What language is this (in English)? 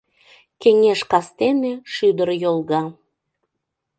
Mari